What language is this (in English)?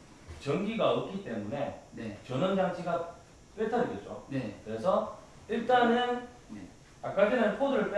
Korean